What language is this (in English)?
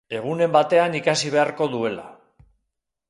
Basque